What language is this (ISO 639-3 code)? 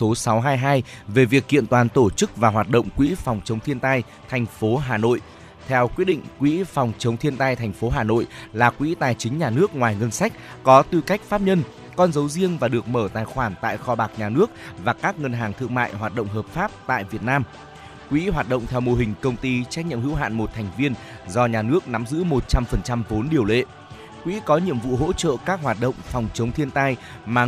vie